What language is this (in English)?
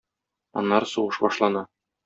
Tatar